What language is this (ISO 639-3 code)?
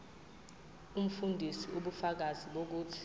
zul